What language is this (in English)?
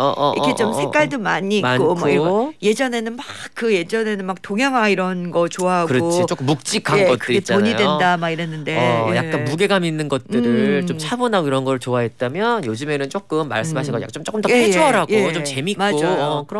Korean